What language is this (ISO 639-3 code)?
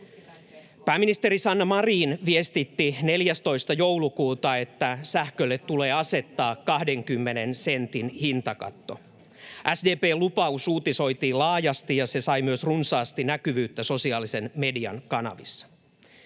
fin